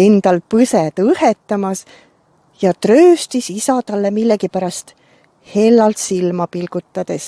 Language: Estonian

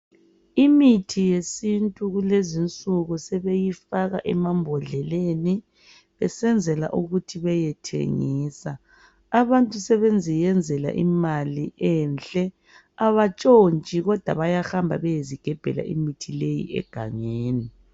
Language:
North Ndebele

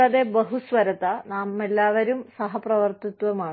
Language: Malayalam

